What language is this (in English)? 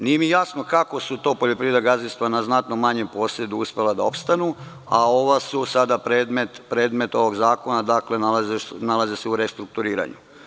Serbian